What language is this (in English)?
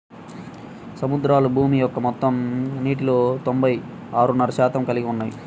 Telugu